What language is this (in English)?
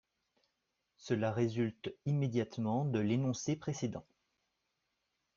French